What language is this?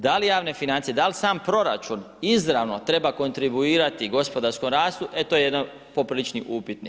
Croatian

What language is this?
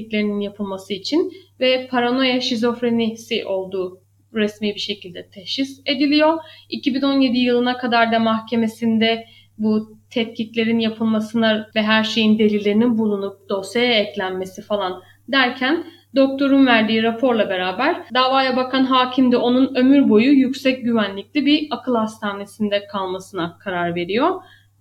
Turkish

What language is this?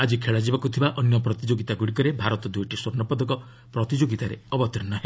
Odia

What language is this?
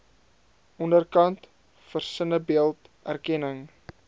Afrikaans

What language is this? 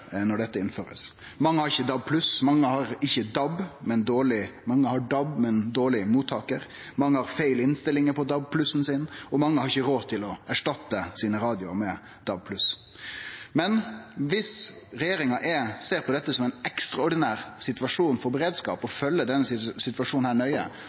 Norwegian Nynorsk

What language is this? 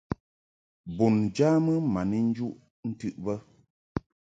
Mungaka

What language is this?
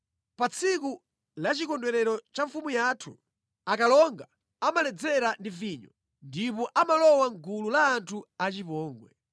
Nyanja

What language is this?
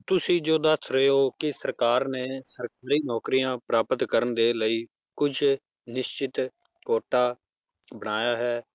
Punjabi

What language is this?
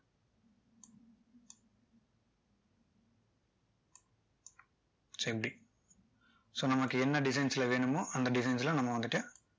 Tamil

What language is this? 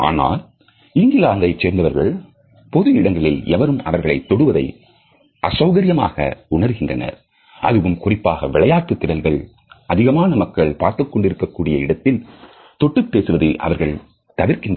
Tamil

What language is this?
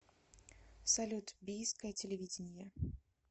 Russian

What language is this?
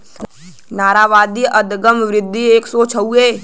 Bhojpuri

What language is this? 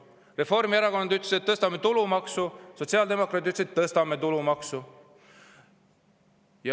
Estonian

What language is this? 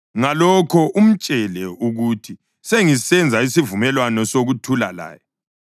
North Ndebele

